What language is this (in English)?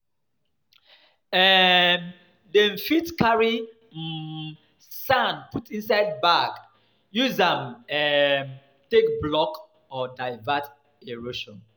Nigerian Pidgin